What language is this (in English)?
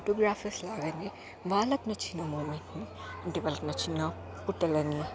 Telugu